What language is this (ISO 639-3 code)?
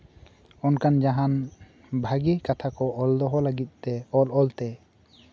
sat